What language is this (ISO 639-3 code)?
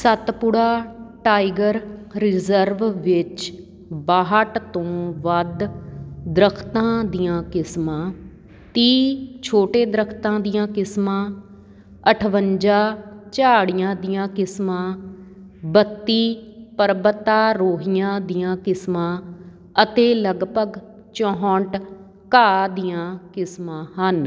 pan